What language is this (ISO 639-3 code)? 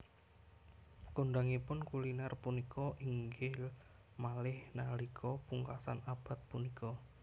jav